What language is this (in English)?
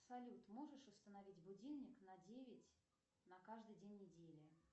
Russian